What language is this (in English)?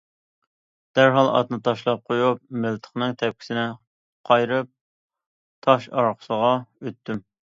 Uyghur